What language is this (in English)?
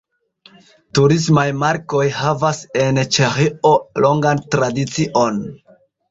Esperanto